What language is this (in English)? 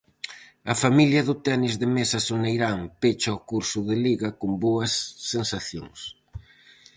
Galician